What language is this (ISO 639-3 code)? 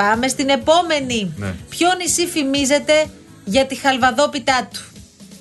ell